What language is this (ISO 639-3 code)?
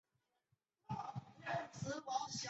zho